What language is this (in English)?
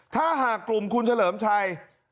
Thai